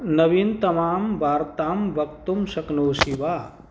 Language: Sanskrit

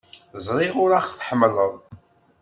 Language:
Kabyle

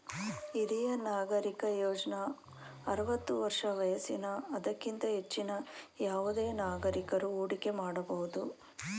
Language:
Kannada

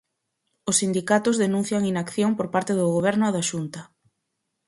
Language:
Galician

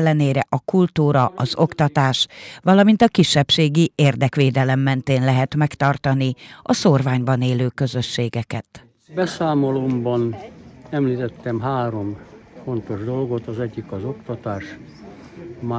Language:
Hungarian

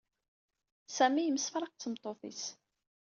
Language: Kabyle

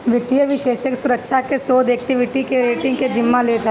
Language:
Bhojpuri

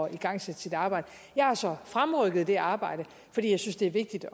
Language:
Danish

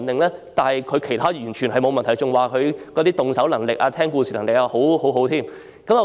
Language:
Cantonese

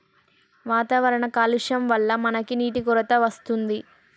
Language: Telugu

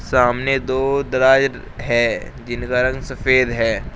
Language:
Hindi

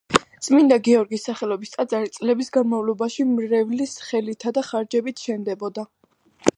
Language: Georgian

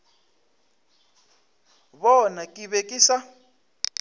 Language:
Northern Sotho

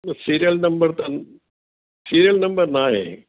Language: Sindhi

